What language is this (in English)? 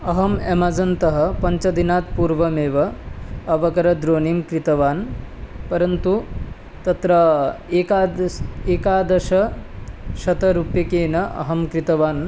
Sanskrit